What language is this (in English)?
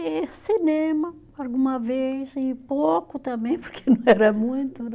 Portuguese